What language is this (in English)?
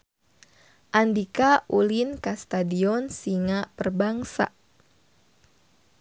Sundanese